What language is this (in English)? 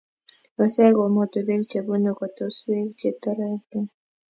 Kalenjin